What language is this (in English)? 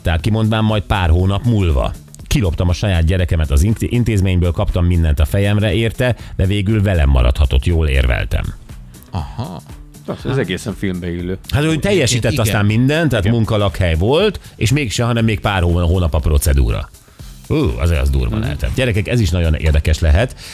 Hungarian